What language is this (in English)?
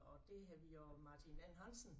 Danish